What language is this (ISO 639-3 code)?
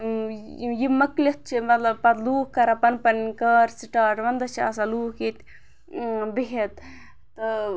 kas